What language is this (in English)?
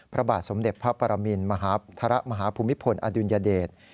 Thai